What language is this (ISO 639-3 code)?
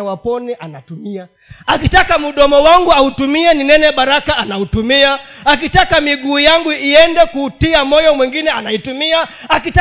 swa